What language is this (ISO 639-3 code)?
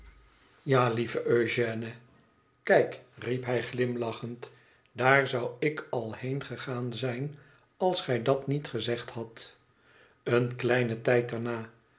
nld